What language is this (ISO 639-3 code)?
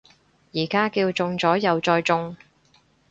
yue